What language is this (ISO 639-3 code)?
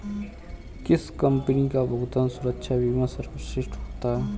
hin